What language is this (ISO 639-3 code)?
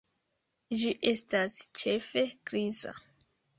epo